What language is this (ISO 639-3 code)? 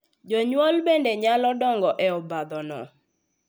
luo